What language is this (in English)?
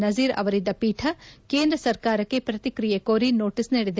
Kannada